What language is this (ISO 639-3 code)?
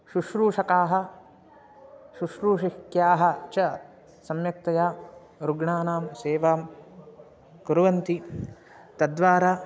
san